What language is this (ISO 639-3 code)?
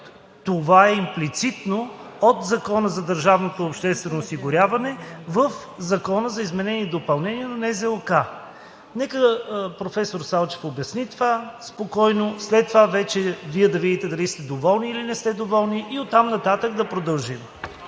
bul